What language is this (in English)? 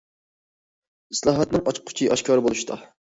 Uyghur